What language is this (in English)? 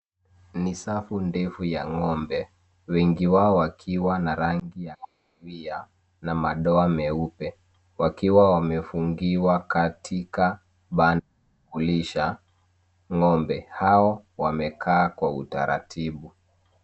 Swahili